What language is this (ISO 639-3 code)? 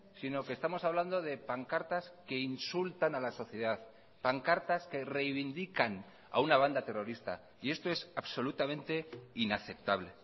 spa